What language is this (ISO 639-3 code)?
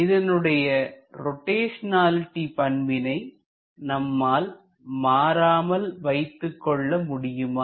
tam